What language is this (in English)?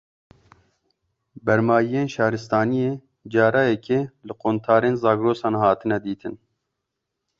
Kurdish